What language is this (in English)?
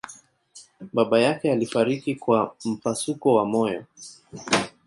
Swahili